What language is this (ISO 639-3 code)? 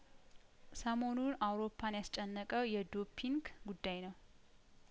amh